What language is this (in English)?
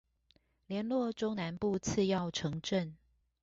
Chinese